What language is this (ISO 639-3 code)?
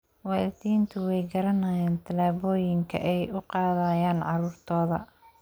som